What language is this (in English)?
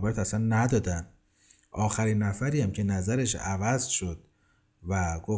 Persian